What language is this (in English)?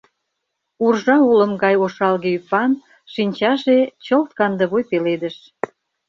Mari